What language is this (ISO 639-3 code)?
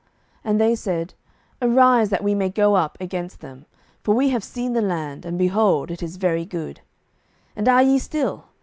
eng